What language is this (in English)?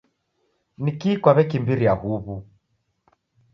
Taita